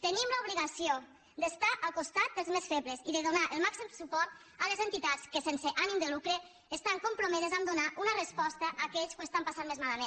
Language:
Catalan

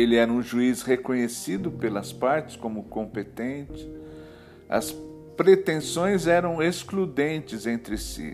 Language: Portuguese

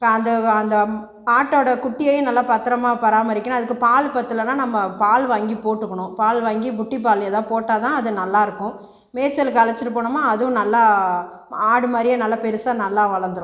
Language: Tamil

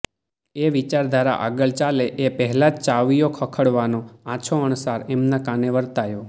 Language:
Gujarati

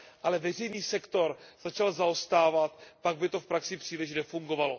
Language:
Czech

